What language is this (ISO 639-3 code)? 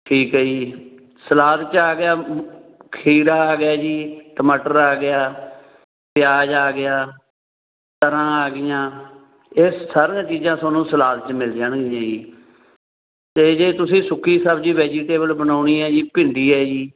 pan